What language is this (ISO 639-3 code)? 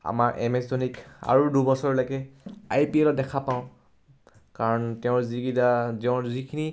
asm